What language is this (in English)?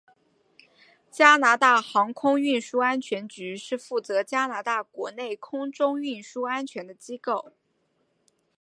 Chinese